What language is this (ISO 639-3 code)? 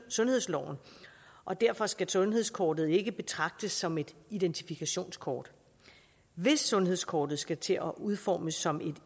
dan